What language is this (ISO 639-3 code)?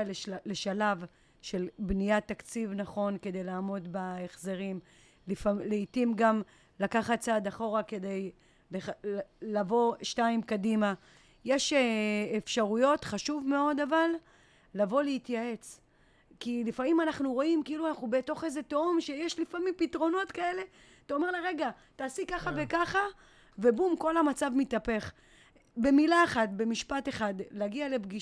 heb